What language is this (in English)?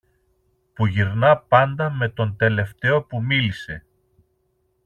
Greek